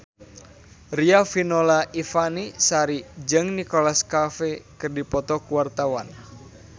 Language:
Sundanese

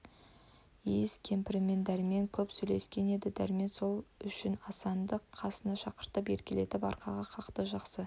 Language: Kazakh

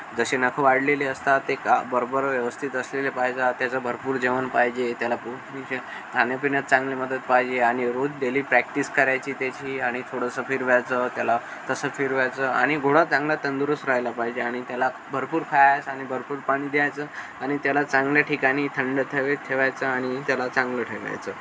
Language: Marathi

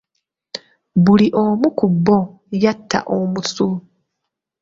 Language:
Ganda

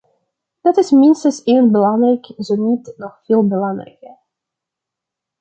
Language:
Dutch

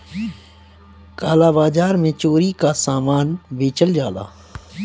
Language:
Bhojpuri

